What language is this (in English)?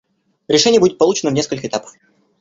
Russian